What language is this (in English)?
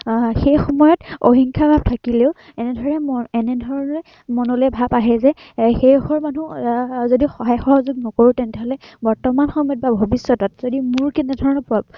Assamese